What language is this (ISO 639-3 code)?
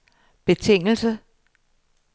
dan